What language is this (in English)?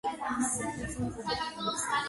Georgian